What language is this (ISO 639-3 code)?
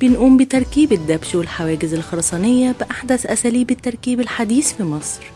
ara